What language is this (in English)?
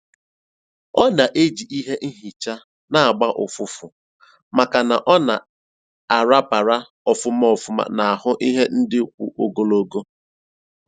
Igbo